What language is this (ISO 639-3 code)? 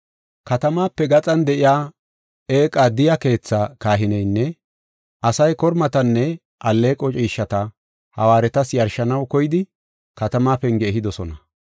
gof